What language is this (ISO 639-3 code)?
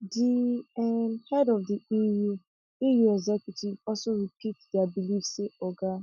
pcm